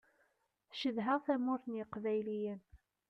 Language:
Kabyle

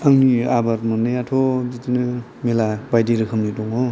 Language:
Bodo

